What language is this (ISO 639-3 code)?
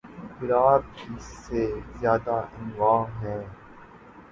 urd